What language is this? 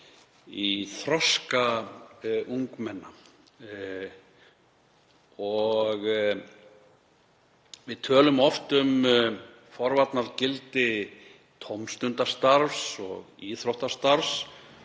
Icelandic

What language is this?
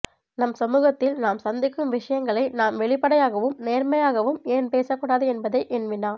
Tamil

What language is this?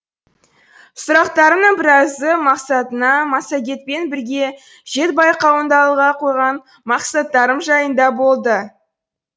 Kazakh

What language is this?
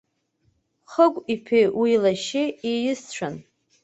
Abkhazian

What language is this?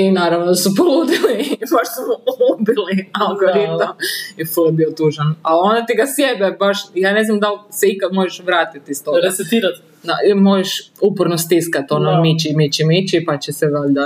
Croatian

